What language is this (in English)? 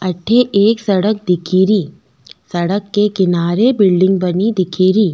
Rajasthani